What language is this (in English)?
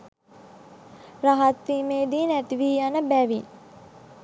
Sinhala